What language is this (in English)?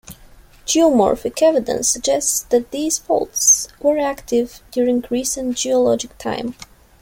English